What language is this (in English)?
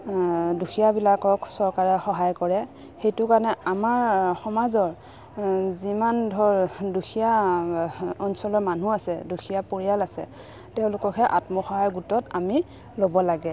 Assamese